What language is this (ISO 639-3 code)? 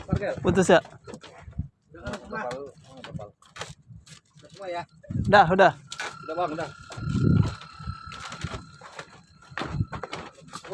ind